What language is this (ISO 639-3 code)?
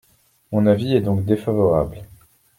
fra